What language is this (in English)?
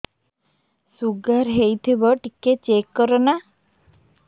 Odia